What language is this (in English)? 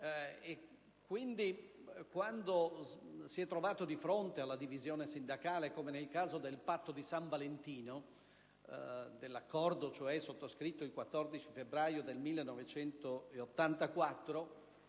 Italian